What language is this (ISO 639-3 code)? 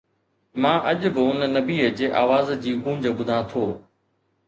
snd